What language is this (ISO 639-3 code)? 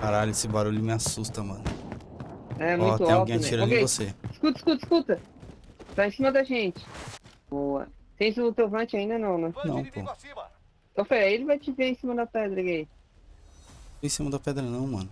por